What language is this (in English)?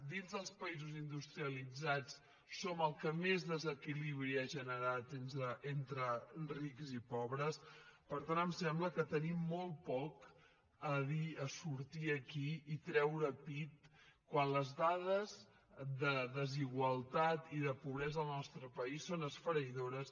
Catalan